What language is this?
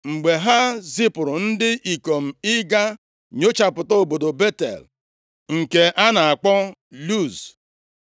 Igbo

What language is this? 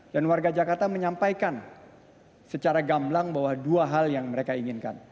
Indonesian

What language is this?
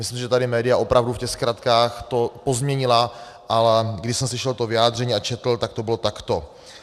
Czech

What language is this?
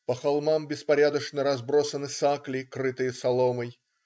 Russian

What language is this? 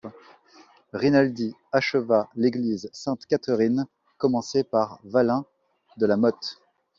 French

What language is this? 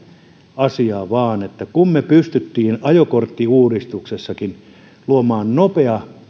Finnish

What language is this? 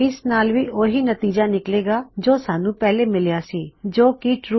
Punjabi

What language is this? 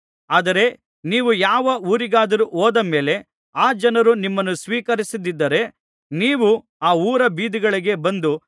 Kannada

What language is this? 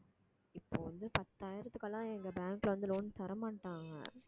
Tamil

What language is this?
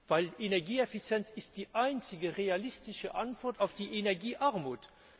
German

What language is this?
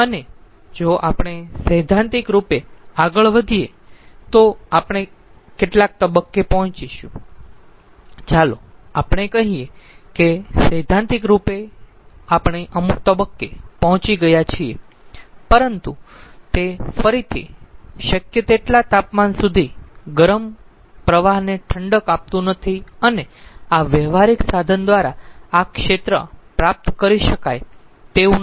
Gujarati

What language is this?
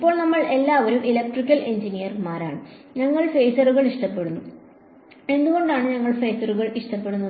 Malayalam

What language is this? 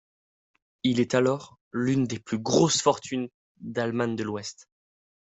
French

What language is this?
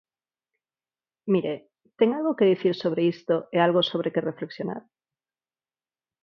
Galician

